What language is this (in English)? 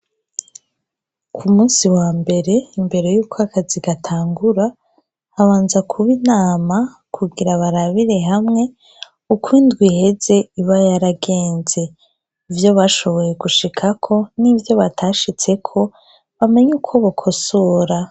Rundi